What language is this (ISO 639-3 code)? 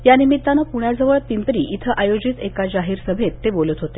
mar